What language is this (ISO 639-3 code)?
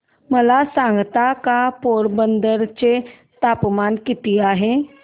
mar